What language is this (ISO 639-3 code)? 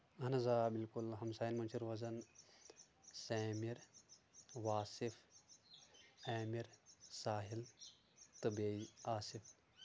kas